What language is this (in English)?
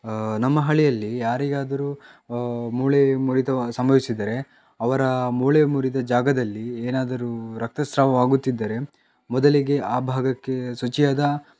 Kannada